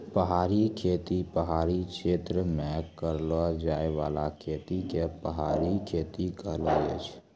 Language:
Maithili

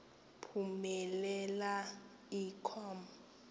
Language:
Xhosa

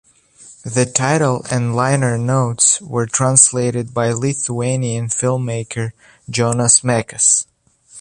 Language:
English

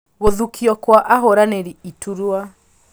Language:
Kikuyu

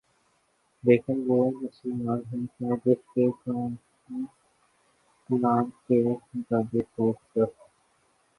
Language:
Urdu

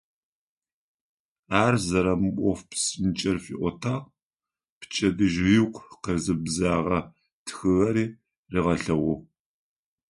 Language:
Adyghe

